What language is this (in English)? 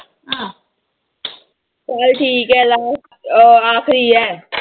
Punjabi